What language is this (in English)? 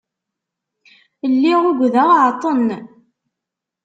Kabyle